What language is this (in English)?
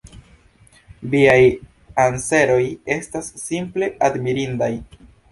Esperanto